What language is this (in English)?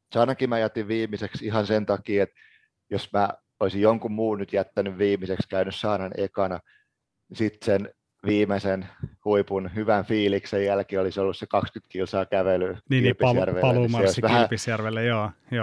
Finnish